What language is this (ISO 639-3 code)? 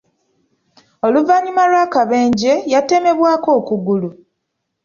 lug